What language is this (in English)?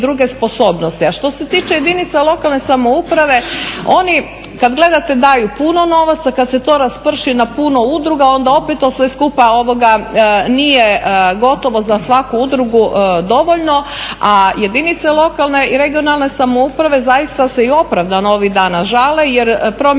Croatian